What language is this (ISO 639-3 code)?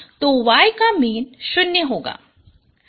hin